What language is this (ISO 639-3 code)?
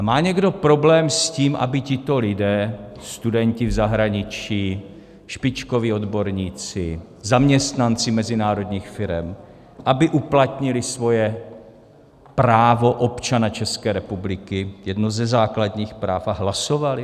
ces